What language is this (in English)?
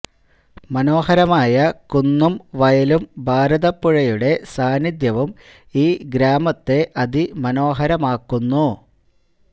Malayalam